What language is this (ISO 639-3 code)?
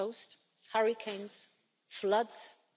eng